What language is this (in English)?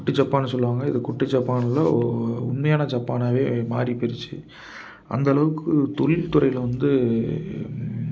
Tamil